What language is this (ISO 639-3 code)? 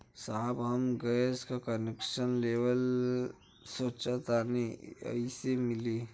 bho